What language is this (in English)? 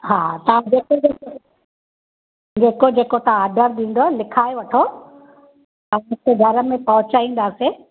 Sindhi